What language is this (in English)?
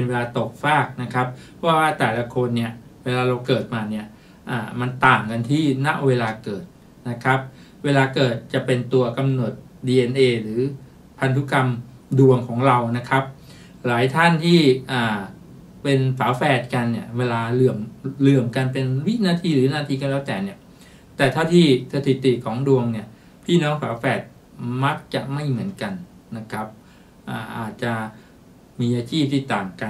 Thai